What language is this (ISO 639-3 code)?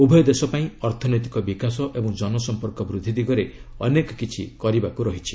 ori